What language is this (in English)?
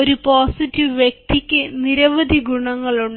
Malayalam